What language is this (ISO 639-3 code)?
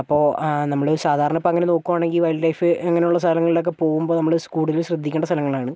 mal